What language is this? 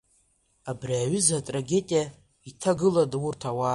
Abkhazian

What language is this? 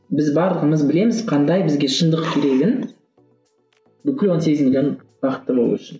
Kazakh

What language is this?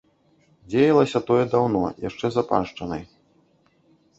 Belarusian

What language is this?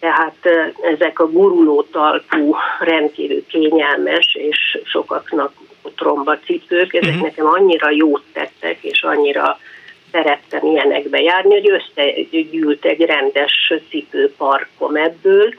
Hungarian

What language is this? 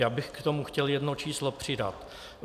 Czech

